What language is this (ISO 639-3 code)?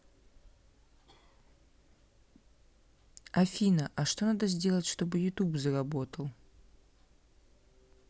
rus